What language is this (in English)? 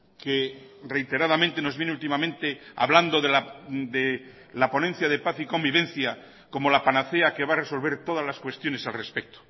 Spanish